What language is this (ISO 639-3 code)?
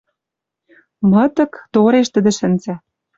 mrj